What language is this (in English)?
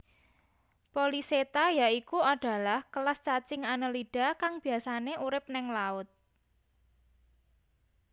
Javanese